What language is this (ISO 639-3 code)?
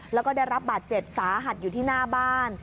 tha